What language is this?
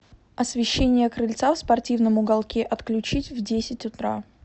Russian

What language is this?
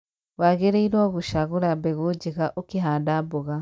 Kikuyu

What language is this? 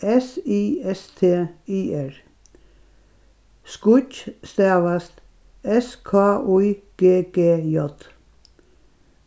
Faroese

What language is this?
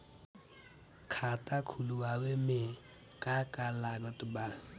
Bhojpuri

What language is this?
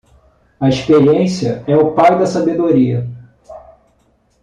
Portuguese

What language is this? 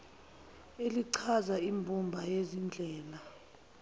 Zulu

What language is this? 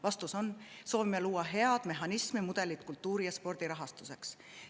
Estonian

